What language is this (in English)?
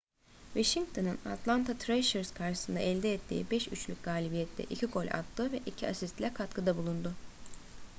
Turkish